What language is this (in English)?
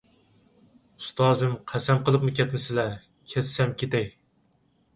Uyghur